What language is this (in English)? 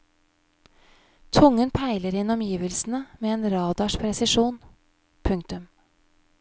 Norwegian